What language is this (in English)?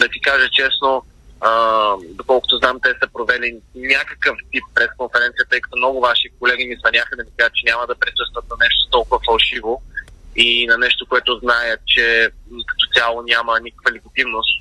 Bulgarian